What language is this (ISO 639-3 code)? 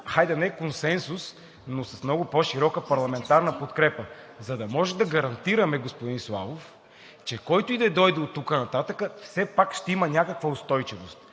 bul